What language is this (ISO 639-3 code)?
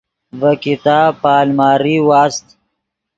ydg